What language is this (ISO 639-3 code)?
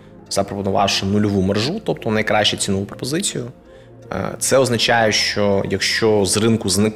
ukr